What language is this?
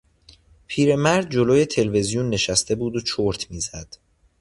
Persian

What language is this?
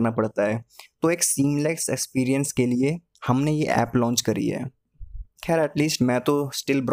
Hindi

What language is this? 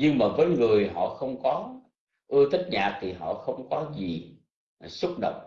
Vietnamese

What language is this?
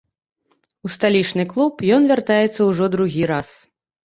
Belarusian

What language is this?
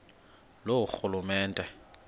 Xhosa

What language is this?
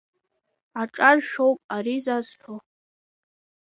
Abkhazian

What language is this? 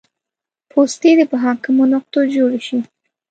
Pashto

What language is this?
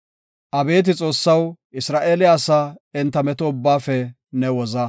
Gofa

